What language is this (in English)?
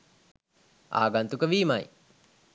Sinhala